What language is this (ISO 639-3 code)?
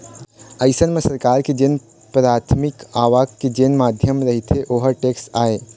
hne